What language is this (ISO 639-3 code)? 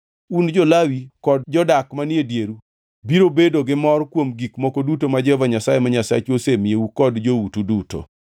luo